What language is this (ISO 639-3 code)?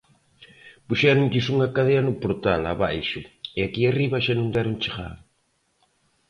glg